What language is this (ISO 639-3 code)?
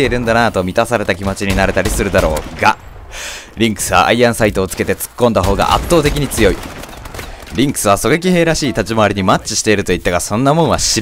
jpn